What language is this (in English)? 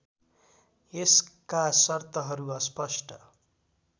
Nepali